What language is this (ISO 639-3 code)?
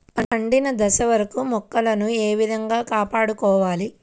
tel